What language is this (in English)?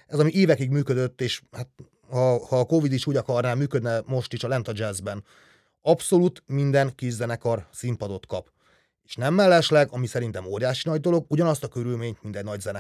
Hungarian